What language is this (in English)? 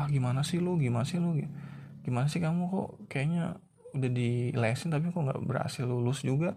Indonesian